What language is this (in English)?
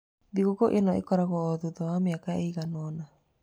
Kikuyu